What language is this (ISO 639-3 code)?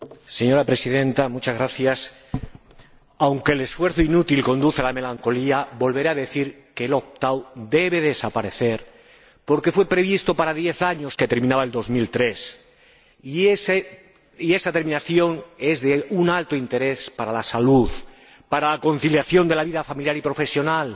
spa